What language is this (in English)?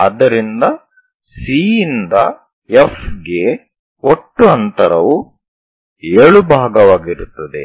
Kannada